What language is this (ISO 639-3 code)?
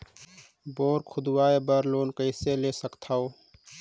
hne